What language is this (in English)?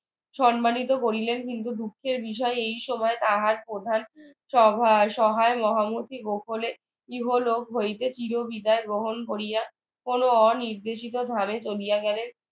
Bangla